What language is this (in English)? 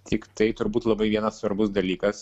Lithuanian